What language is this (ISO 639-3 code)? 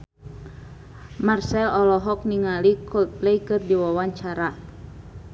sun